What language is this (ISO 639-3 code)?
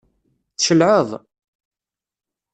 kab